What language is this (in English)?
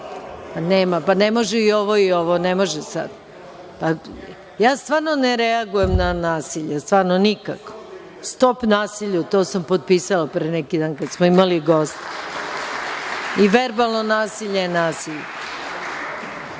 Serbian